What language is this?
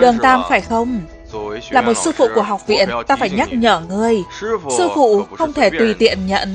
Vietnamese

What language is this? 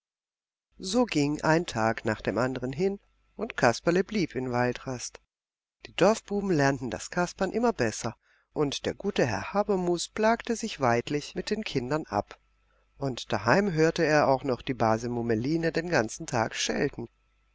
German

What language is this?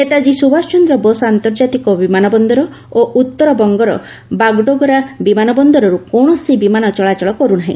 Odia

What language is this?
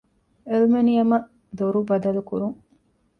Divehi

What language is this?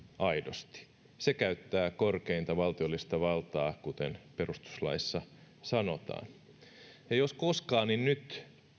Finnish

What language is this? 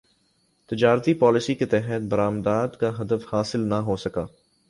Urdu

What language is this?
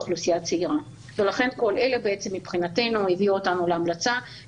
Hebrew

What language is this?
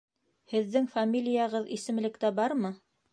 Bashkir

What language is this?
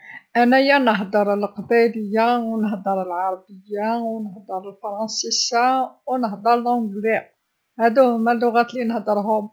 Algerian Arabic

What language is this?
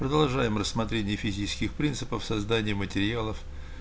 Russian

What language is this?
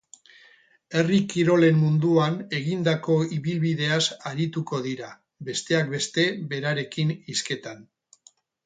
Basque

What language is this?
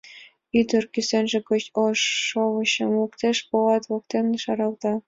Mari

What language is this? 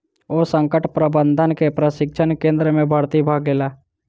Maithili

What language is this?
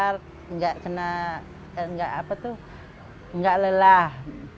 Indonesian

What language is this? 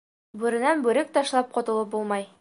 Bashkir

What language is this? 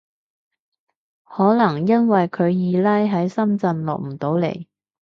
Cantonese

